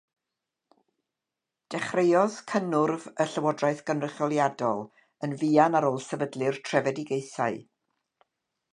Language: Welsh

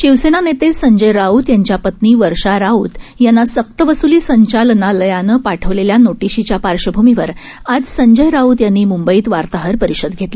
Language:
Marathi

